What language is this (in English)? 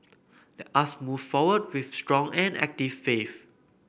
English